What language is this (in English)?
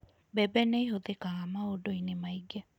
Kikuyu